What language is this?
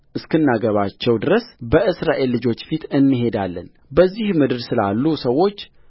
Amharic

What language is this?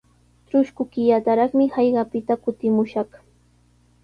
Sihuas Ancash Quechua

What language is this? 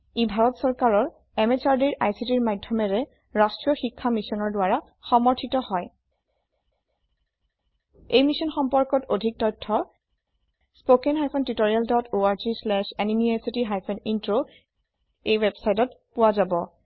Assamese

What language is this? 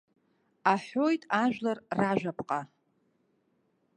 Abkhazian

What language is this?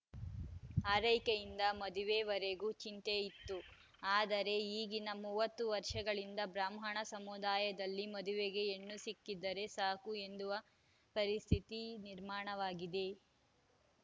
Kannada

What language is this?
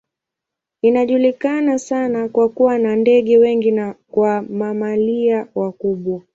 Swahili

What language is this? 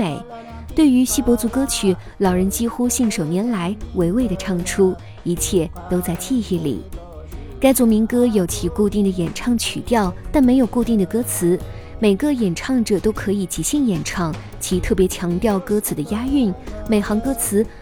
Chinese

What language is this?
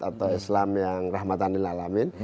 Indonesian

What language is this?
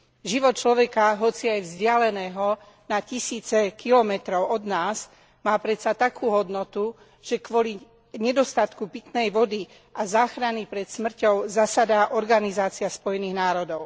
Slovak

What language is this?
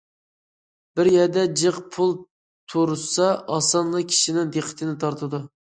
Uyghur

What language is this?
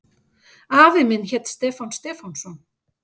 Icelandic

